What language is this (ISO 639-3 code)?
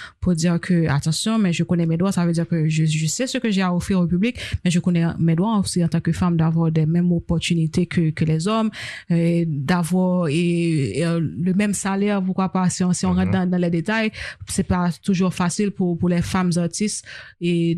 fra